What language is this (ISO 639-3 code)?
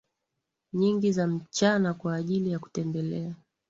swa